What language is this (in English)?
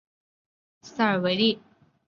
Chinese